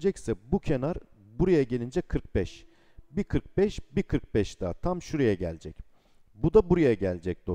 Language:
Turkish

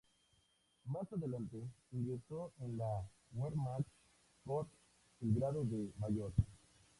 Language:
Spanish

